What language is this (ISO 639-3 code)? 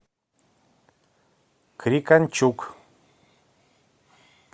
rus